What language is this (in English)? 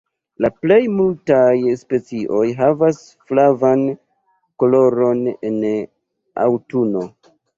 Esperanto